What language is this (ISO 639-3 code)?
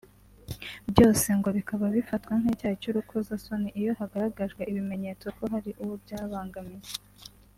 kin